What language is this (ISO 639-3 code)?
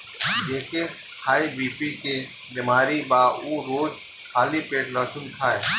bho